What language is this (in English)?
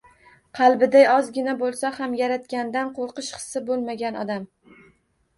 Uzbek